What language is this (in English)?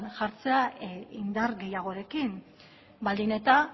Basque